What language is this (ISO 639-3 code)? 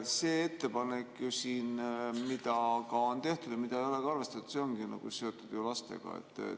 est